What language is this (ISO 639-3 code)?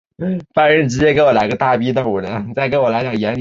zho